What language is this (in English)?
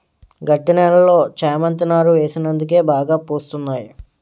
Telugu